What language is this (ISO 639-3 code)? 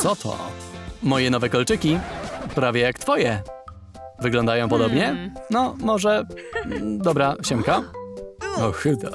pol